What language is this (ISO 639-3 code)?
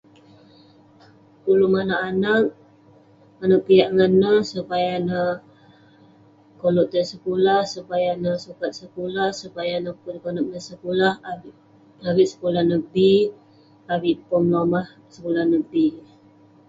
pne